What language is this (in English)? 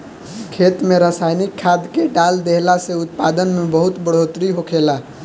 Bhojpuri